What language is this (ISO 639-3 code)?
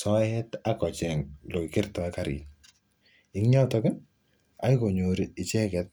kln